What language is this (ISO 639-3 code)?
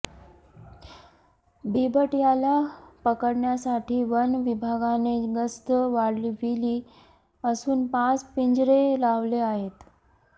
mar